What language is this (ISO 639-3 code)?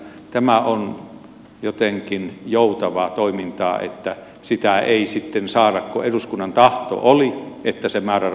fin